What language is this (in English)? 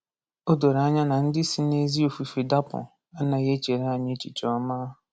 Igbo